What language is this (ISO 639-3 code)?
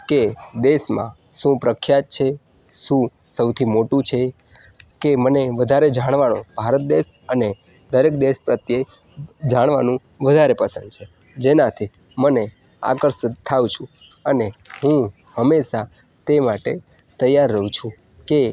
guj